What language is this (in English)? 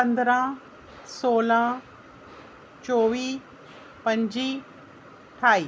Dogri